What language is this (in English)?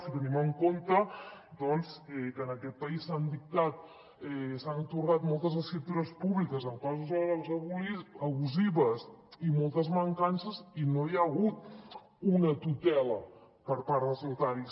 Catalan